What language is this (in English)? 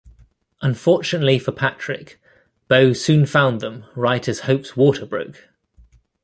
English